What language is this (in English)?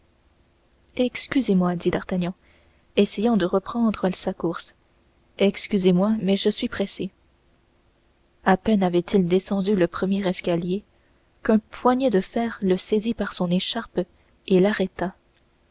French